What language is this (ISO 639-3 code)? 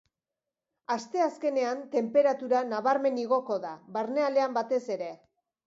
eus